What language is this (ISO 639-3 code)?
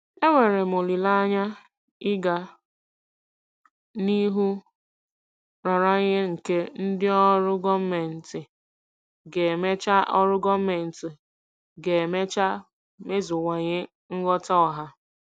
ibo